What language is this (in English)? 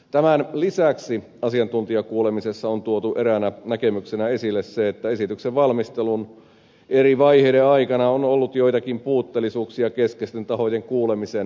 Finnish